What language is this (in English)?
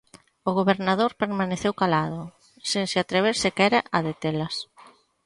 Galician